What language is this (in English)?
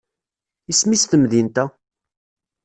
Kabyle